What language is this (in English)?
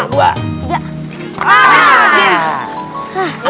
Indonesian